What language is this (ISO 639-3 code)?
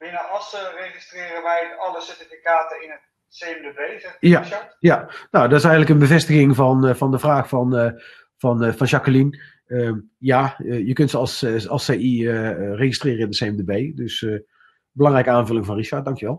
nld